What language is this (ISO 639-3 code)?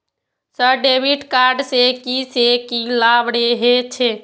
mai